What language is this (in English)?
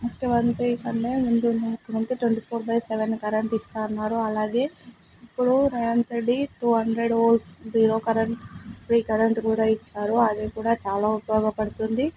Telugu